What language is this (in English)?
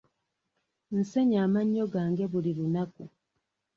Ganda